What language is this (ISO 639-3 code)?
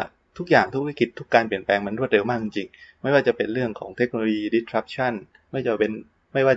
tha